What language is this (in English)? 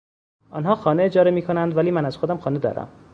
Persian